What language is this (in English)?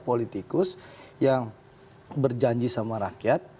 Indonesian